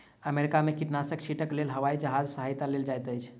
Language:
Maithili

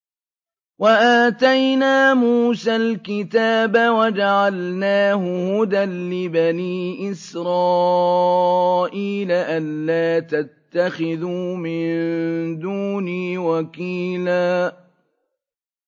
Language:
Arabic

